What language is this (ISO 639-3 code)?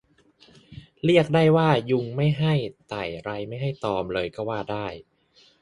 tha